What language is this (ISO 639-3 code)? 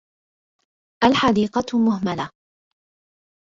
ara